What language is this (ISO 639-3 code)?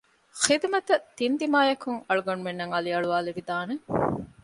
div